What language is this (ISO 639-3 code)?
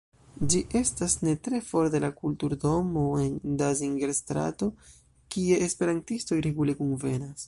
epo